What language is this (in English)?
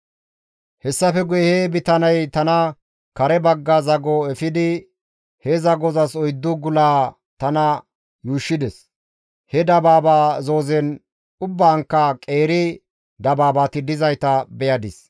Gamo